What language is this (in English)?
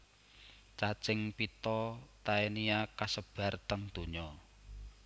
Javanese